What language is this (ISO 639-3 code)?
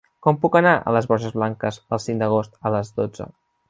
cat